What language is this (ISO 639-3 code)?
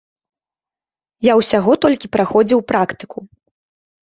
bel